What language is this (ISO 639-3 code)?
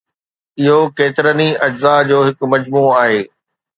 snd